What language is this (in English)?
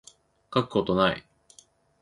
Japanese